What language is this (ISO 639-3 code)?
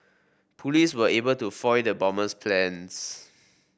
eng